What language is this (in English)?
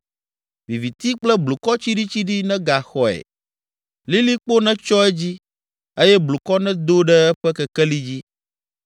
Ewe